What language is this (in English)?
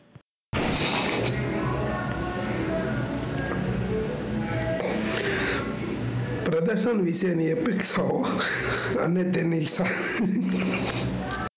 Gujarati